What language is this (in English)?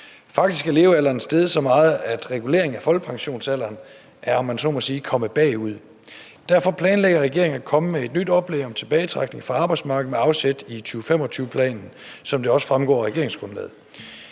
Danish